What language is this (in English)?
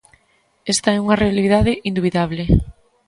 Galician